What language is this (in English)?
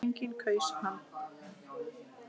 Icelandic